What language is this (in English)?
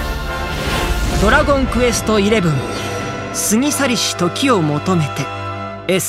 Japanese